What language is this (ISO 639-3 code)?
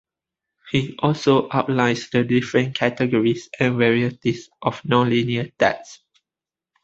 eng